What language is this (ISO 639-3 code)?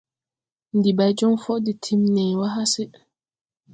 tui